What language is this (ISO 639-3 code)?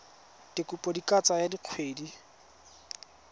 tsn